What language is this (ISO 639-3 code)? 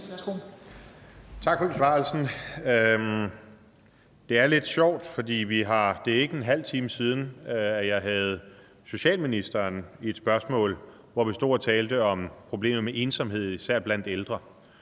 dan